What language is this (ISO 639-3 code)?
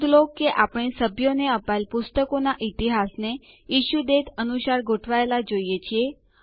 guj